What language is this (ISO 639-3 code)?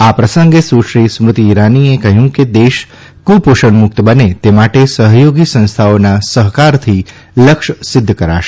guj